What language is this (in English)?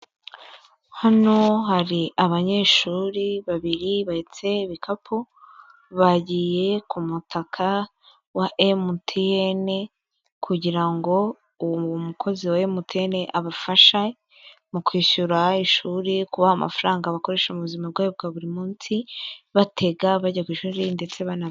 Kinyarwanda